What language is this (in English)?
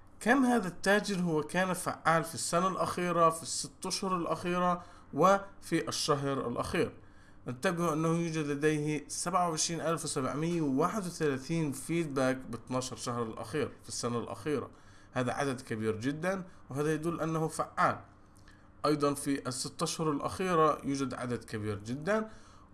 Arabic